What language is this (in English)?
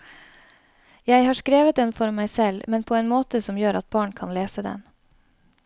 Norwegian